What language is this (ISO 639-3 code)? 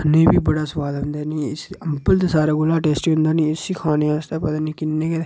doi